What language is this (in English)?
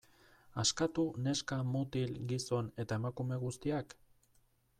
Basque